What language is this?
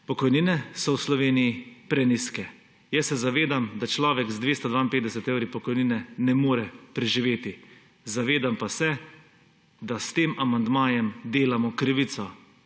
Slovenian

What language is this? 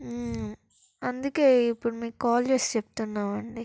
Telugu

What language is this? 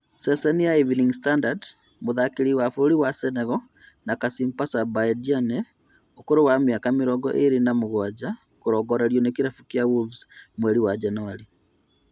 Kikuyu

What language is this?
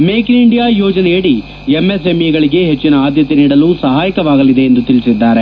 Kannada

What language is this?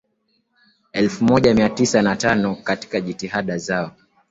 Swahili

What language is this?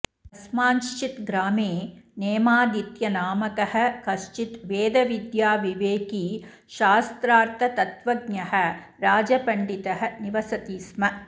Sanskrit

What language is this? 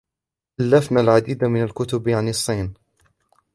Arabic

